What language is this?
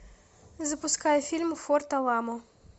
Russian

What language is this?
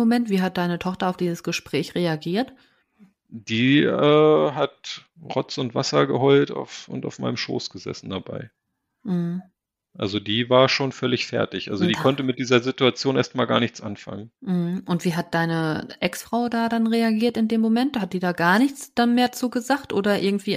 German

